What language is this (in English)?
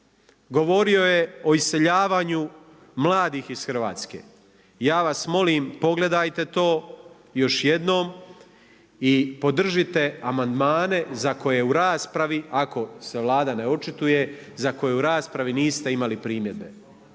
Croatian